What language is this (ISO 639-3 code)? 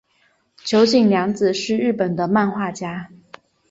zho